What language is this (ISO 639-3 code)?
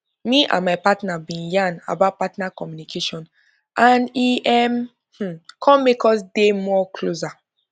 pcm